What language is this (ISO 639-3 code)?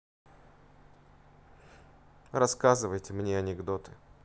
rus